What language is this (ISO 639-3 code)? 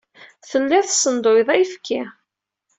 kab